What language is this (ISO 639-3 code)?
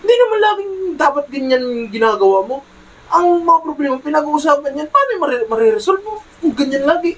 fil